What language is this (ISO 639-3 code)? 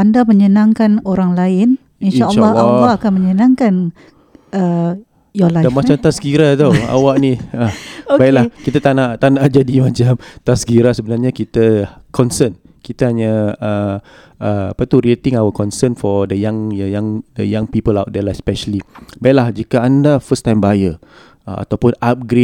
msa